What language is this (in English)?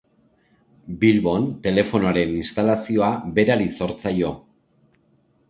Basque